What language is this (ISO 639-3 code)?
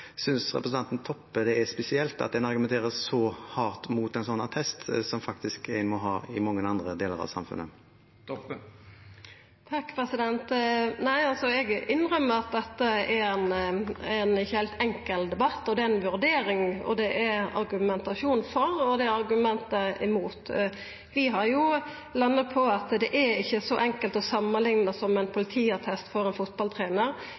nor